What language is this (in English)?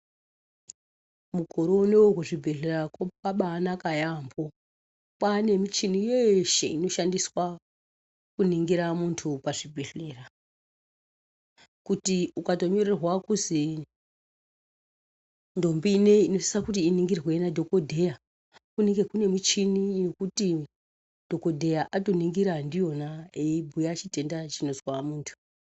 Ndau